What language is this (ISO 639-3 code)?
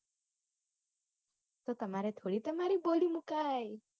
guj